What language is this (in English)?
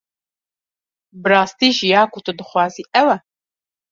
Kurdish